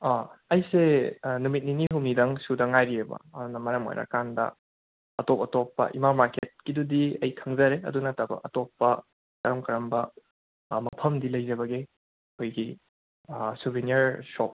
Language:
Manipuri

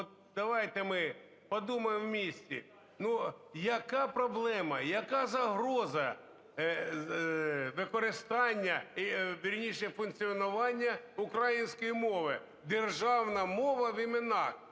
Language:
Ukrainian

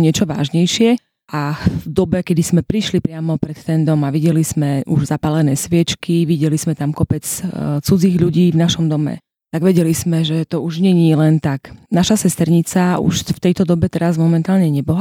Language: Slovak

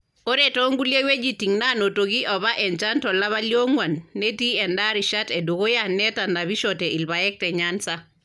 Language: Masai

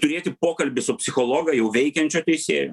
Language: Lithuanian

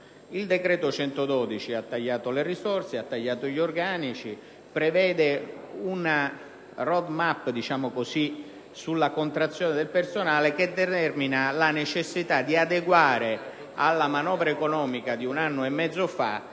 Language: Italian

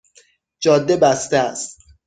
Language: Persian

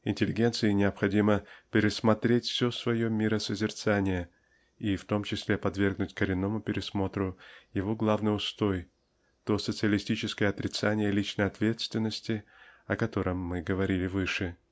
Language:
Russian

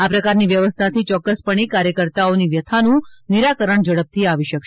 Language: Gujarati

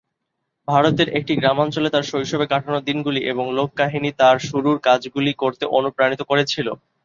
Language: Bangla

